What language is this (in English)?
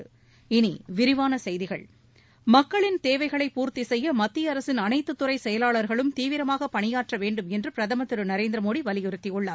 Tamil